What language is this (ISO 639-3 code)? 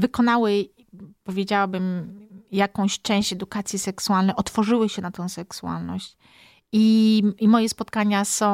pol